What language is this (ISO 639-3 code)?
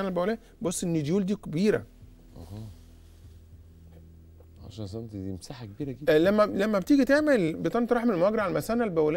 ara